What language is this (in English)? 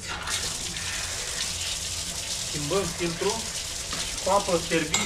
Romanian